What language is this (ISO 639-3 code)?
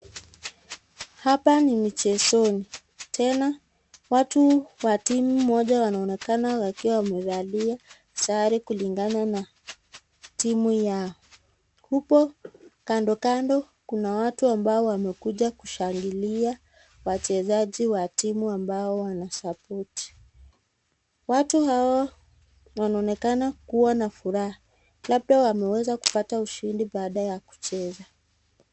swa